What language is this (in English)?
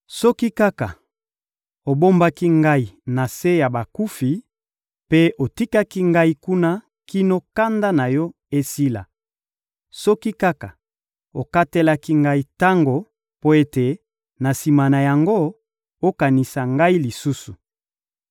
Lingala